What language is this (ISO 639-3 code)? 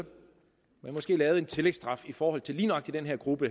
dan